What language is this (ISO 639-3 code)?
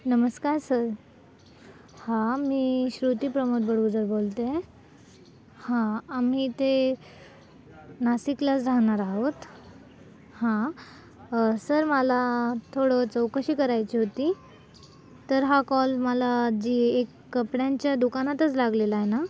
mar